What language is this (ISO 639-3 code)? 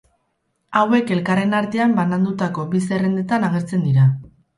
eus